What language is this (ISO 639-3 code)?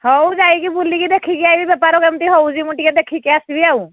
ori